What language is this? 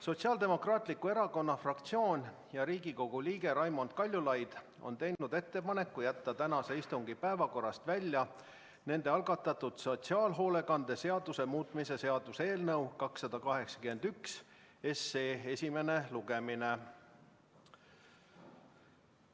Estonian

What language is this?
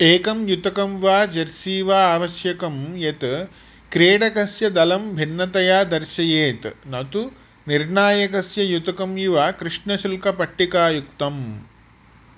Sanskrit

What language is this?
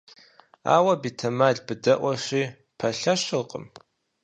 Kabardian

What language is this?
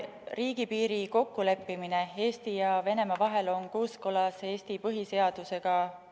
Estonian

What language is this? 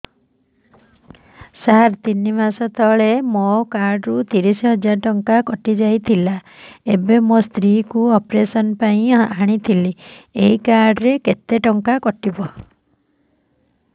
Odia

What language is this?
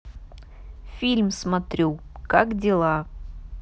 Russian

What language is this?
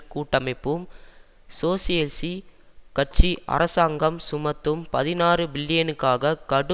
Tamil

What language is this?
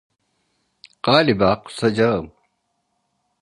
Turkish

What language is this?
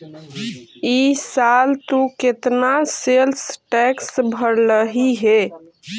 Magahi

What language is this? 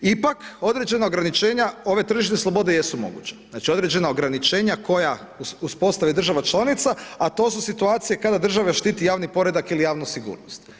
Croatian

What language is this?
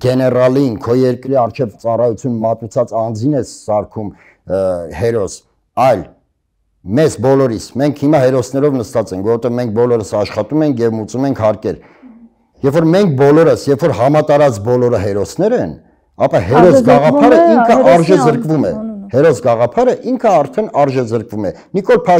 Turkish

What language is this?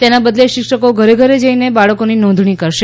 Gujarati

